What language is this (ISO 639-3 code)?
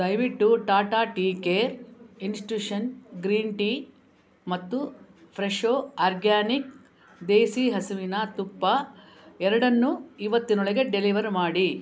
kan